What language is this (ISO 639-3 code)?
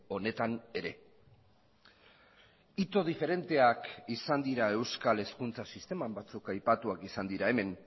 eus